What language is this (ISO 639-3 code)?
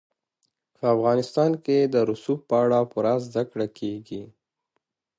pus